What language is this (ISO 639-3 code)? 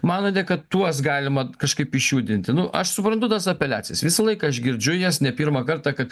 lit